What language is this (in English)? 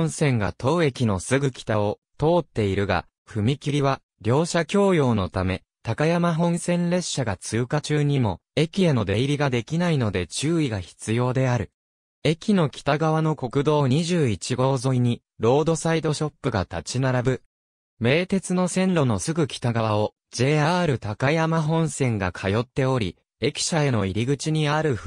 Japanese